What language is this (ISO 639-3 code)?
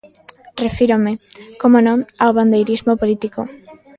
glg